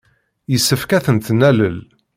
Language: Kabyle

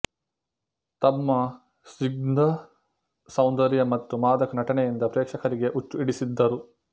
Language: Kannada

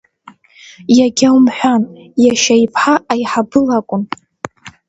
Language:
Abkhazian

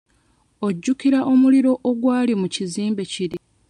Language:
Ganda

